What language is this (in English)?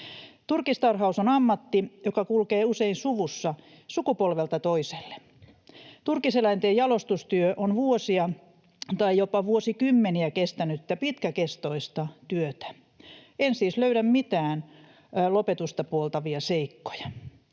Finnish